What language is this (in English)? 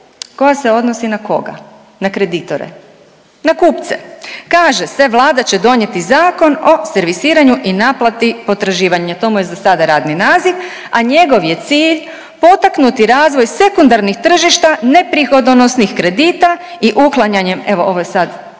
Croatian